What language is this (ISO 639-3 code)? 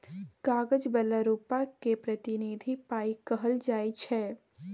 mai